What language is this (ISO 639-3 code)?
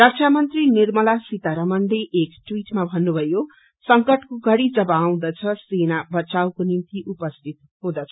nep